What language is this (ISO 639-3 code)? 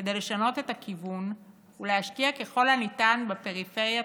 heb